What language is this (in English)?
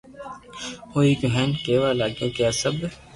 Loarki